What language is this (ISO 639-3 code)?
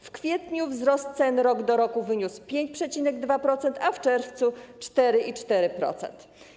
pol